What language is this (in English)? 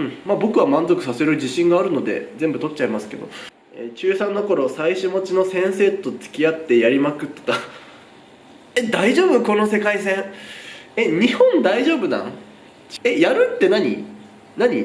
Japanese